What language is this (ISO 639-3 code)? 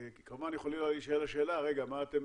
heb